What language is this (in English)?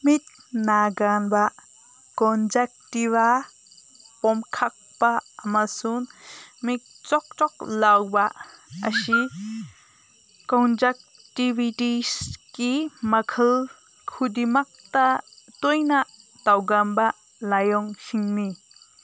Manipuri